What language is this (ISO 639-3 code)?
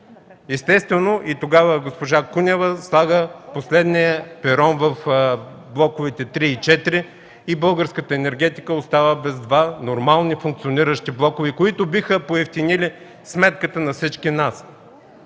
bul